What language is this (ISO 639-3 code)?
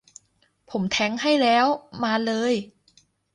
tha